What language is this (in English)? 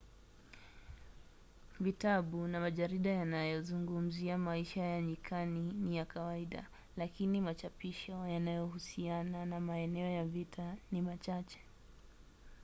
Swahili